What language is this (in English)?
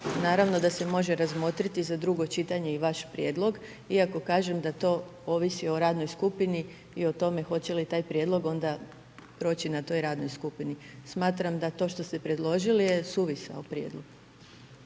Croatian